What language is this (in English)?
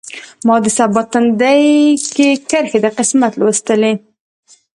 Pashto